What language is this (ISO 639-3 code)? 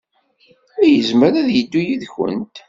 kab